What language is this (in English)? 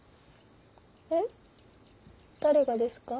Japanese